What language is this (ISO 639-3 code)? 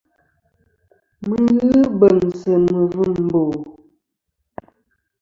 bkm